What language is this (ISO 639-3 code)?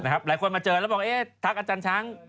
tha